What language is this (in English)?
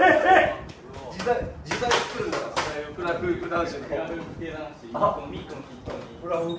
Japanese